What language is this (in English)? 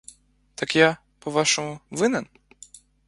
Ukrainian